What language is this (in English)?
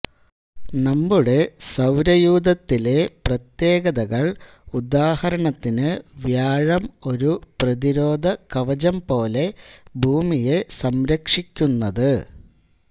Malayalam